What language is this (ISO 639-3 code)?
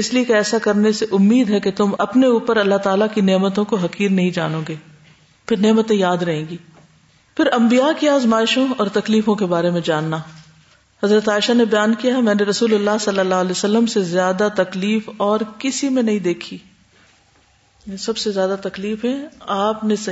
urd